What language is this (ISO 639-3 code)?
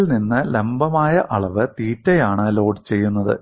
mal